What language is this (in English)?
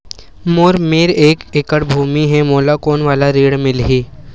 Chhattisgarhi